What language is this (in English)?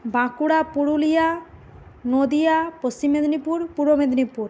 Bangla